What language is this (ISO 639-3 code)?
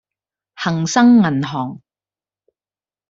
yue